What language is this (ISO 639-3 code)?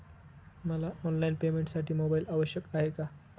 mar